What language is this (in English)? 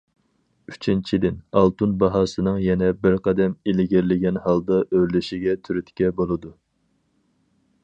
Uyghur